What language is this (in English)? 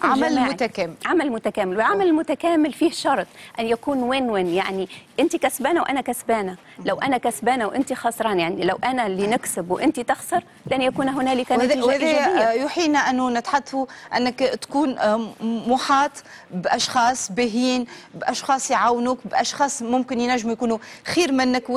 Arabic